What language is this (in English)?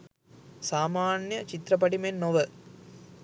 Sinhala